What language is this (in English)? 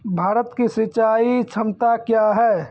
Maithili